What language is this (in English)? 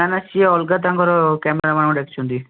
Odia